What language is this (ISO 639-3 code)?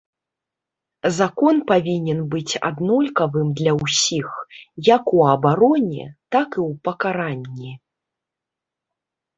bel